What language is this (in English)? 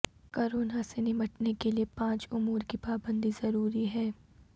Urdu